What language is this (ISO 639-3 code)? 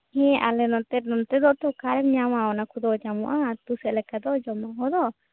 sat